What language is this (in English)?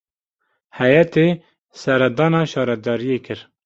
Kurdish